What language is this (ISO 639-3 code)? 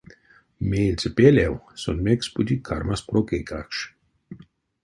myv